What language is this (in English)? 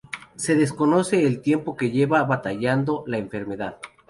Spanish